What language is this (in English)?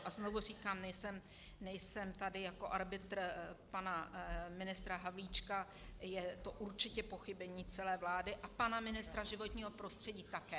Czech